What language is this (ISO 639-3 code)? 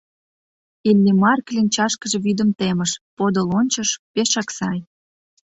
chm